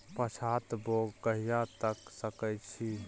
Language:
Maithili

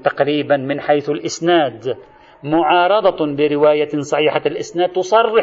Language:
Arabic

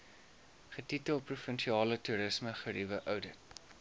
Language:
Afrikaans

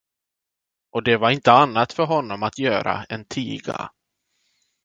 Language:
Swedish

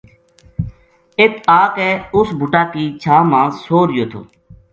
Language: Gujari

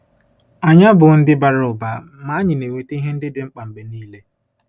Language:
Igbo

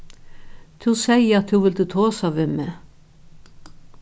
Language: Faroese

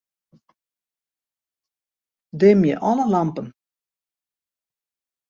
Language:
Western Frisian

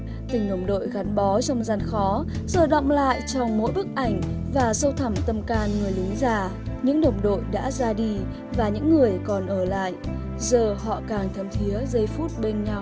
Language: Vietnamese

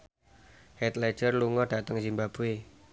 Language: Javanese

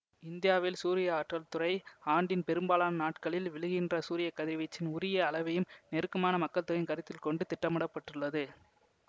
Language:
Tamil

